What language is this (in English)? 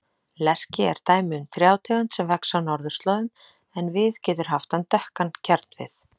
Icelandic